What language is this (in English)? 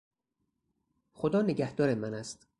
Persian